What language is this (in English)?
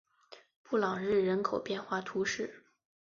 Chinese